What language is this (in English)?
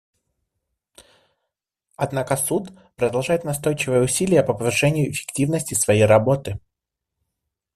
Russian